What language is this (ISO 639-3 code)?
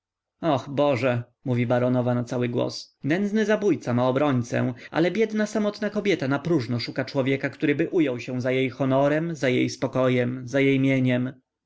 pol